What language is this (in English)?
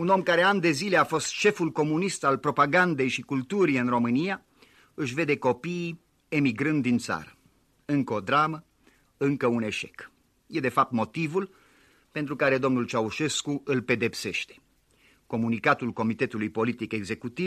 Romanian